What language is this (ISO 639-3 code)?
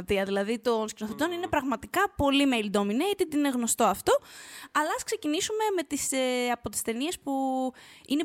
ell